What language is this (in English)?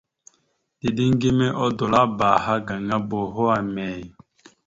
Mada (Cameroon)